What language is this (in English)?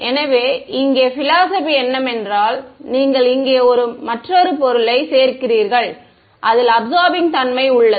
Tamil